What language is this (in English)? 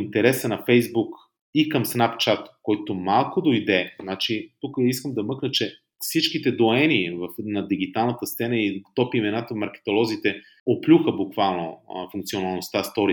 Bulgarian